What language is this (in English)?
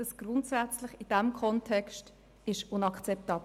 Swiss German